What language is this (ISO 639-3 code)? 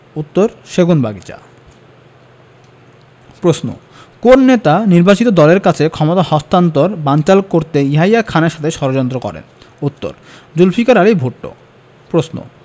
ben